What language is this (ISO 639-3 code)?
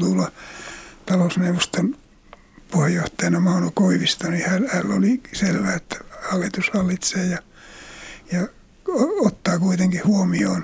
fin